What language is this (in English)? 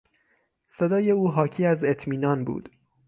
Persian